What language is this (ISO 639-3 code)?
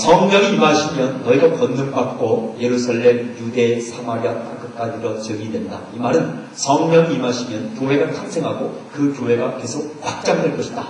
kor